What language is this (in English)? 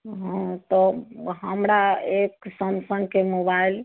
Maithili